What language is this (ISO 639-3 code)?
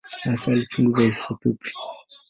swa